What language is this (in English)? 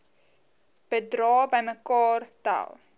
Afrikaans